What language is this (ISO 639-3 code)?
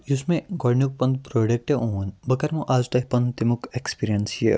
kas